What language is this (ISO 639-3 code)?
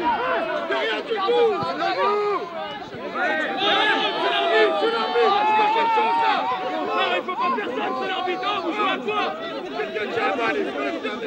fra